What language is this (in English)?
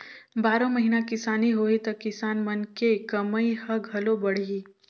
Chhattisgarhi